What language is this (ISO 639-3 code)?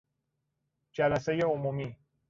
fas